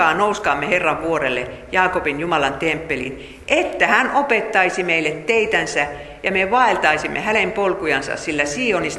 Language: Finnish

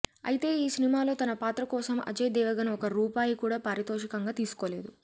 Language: Telugu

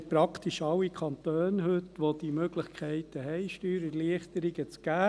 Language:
Swiss German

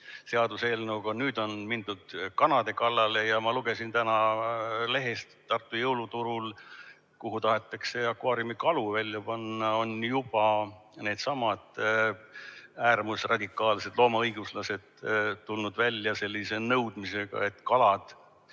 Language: Estonian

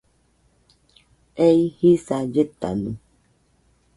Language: Nüpode Huitoto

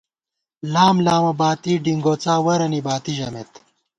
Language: Gawar-Bati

